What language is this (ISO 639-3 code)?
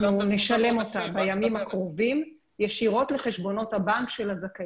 heb